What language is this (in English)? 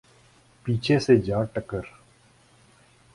Urdu